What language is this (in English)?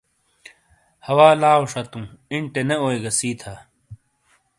Shina